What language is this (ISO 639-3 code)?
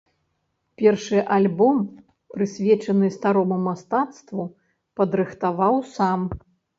bel